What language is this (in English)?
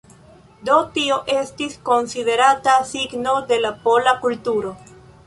Esperanto